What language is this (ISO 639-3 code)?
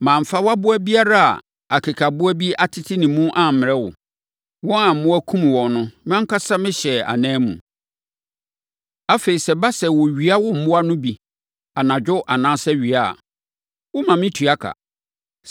aka